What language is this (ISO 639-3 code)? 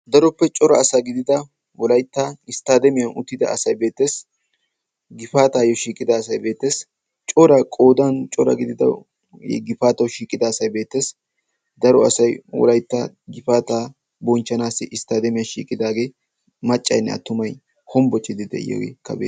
wal